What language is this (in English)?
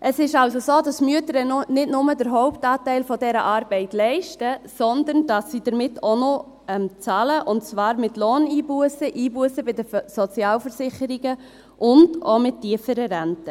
Swiss German